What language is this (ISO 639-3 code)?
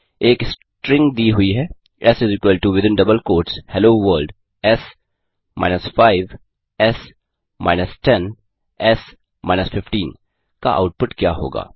hin